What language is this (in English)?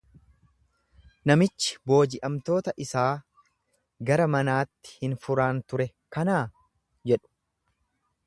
Oromo